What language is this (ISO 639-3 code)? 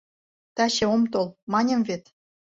chm